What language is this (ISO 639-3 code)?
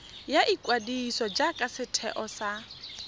tsn